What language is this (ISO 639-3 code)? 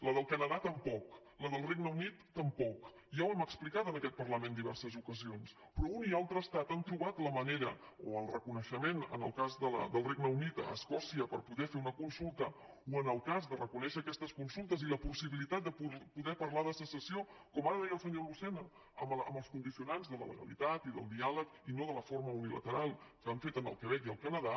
cat